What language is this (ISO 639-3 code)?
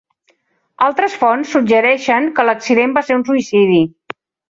cat